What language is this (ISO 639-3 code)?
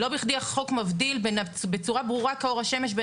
heb